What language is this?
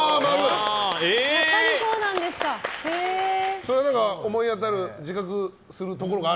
Japanese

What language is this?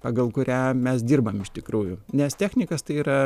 Lithuanian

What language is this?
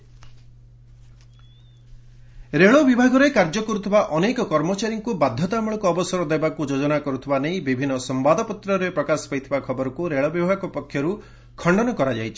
Odia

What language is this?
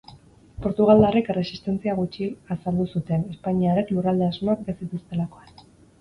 Basque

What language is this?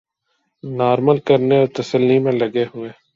Urdu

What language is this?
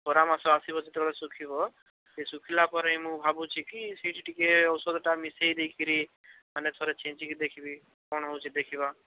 Odia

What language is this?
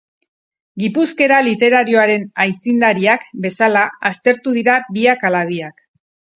Basque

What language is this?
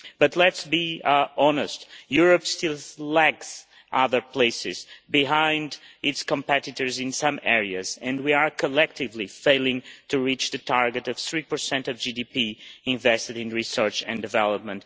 English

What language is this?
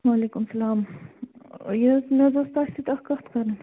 Kashmiri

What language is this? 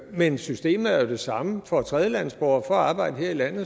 Danish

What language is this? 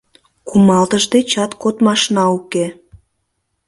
Mari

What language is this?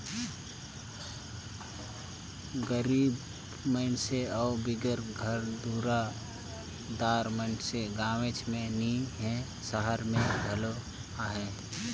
Chhattisgarhi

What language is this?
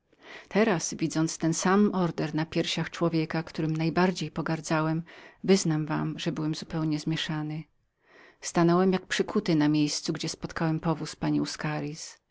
Polish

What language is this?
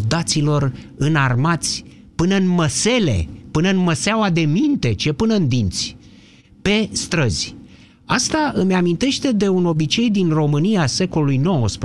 Romanian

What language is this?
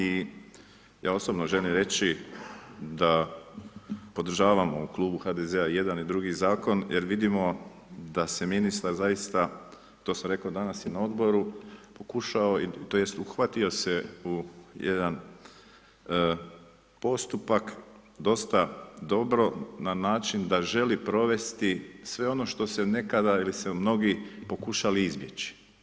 Croatian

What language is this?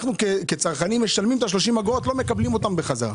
Hebrew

